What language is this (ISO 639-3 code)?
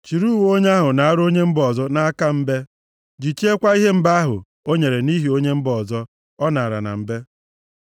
ibo